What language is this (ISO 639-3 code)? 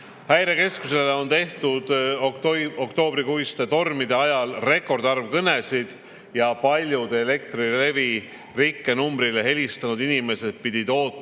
est